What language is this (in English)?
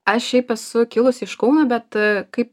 Lithuanian